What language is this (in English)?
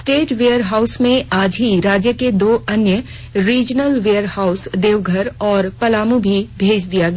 Hindi